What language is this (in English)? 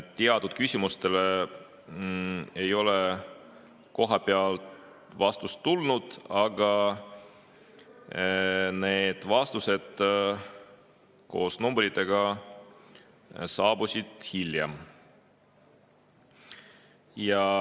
Estonian